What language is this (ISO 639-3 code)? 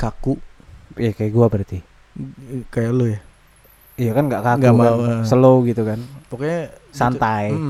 ind